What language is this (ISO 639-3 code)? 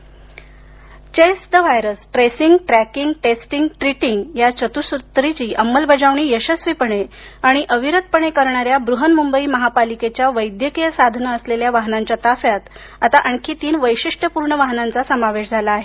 mar